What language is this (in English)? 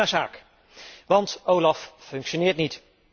Dutch